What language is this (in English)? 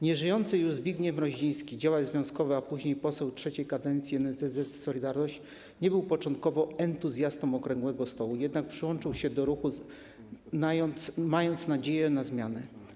Polish